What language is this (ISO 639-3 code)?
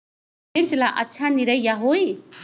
mag